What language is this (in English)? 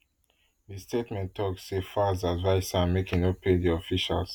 Nigerian Pidgin